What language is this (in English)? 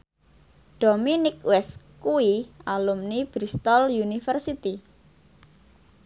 Javanese